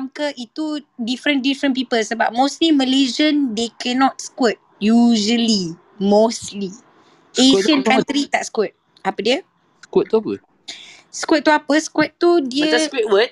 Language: Malay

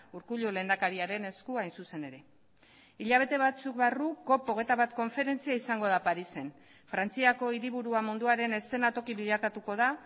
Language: Basque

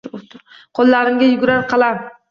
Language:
Uzbek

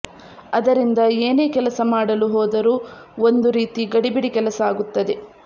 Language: Kannada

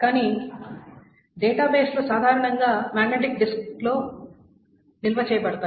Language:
Telugu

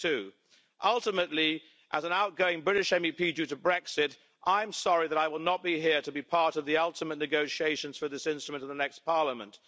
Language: English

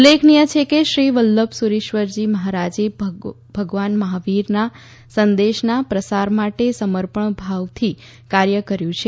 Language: Gujarati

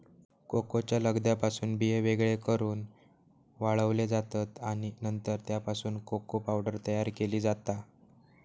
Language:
Marathi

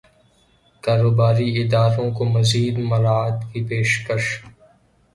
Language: Urdu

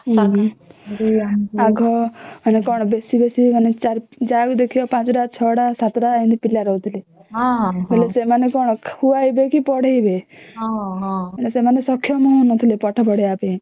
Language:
Odia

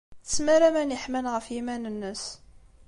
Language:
Kabyle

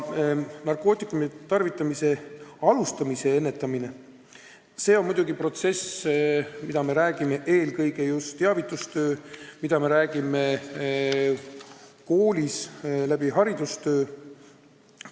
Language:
Estonian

